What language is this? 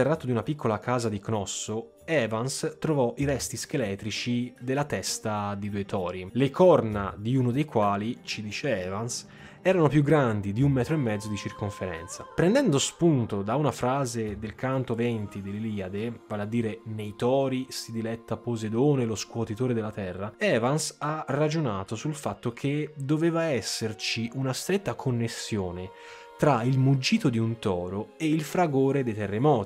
Italian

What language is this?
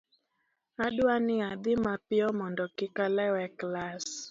Luo (Kenya and Tanzania)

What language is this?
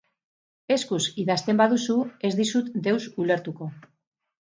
Basque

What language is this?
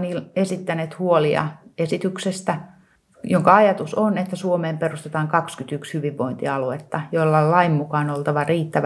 Finnish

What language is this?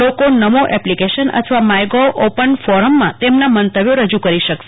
Gujarati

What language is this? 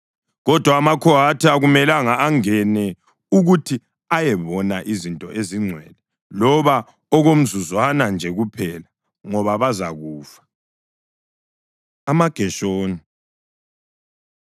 North Ndebele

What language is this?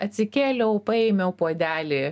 Lithuanian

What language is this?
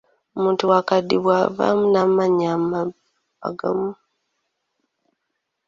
Ganda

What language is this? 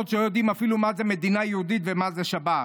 Hebrew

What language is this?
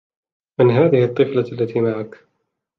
Arabic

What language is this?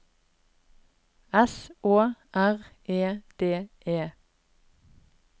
Norwegian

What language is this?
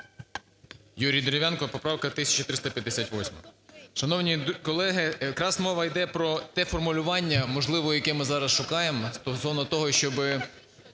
Ukrainian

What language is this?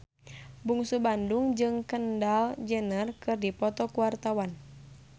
Sundanese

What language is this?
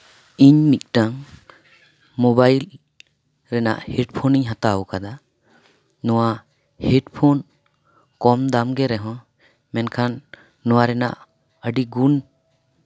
Santali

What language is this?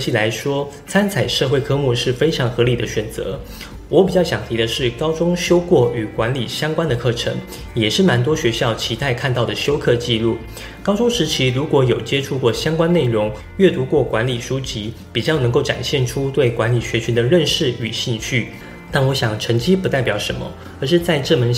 Chinese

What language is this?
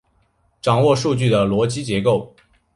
Chinese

